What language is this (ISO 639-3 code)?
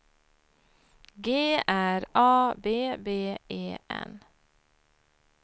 swe